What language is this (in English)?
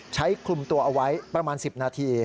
Thai